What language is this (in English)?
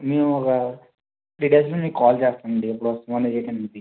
Telugu